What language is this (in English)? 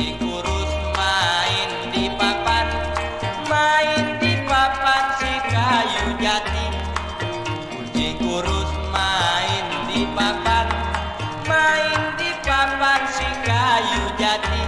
Indonesian